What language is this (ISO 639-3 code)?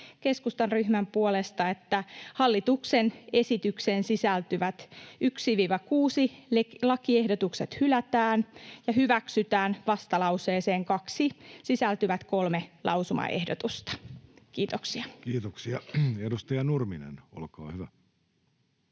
fin